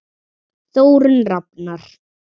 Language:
Icelandic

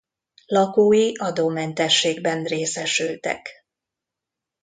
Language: Hungarian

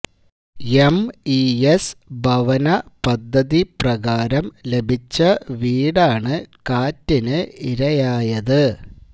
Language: Malayalam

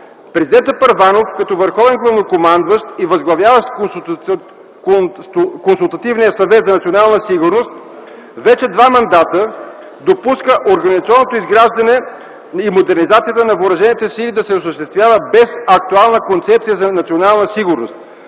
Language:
Bulgarian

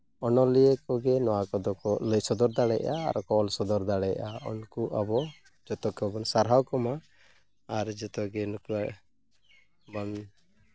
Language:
Santali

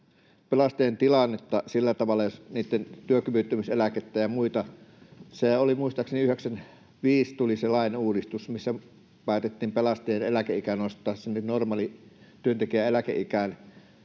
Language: Finnish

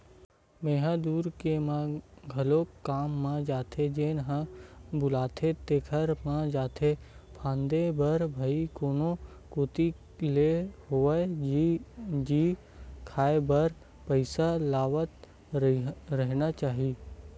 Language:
Chhattisgarhi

